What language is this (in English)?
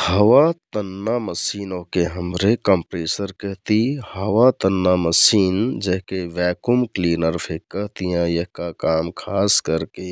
Kathoriya Tharu